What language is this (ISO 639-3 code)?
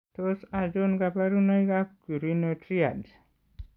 kln